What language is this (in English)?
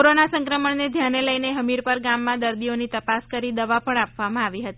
Gujarati